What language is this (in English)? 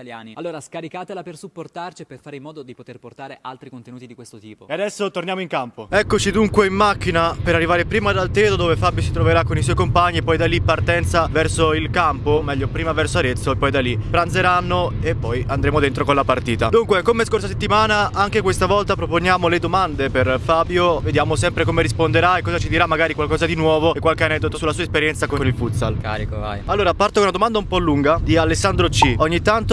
Italian